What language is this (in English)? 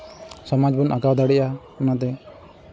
Santali